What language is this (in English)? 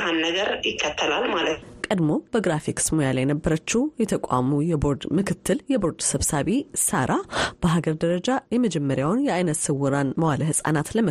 Amharic